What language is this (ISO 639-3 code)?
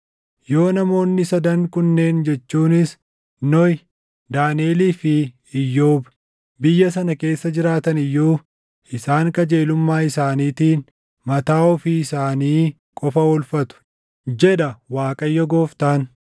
orm